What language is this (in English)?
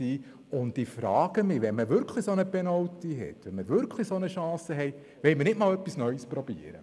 Swiss German